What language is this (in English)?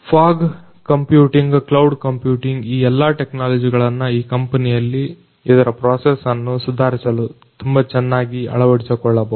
Kannada